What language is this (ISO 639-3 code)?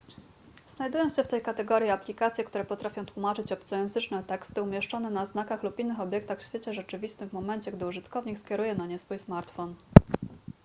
pol